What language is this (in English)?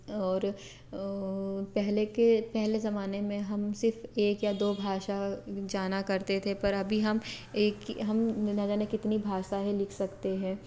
Hindi